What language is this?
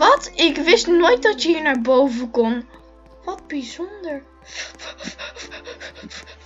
Dutch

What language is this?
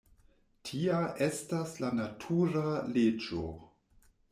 Esperanto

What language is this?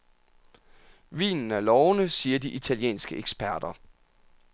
Danish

